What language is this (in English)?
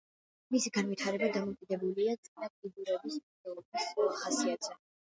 Georgian